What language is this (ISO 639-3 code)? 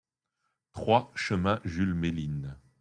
fra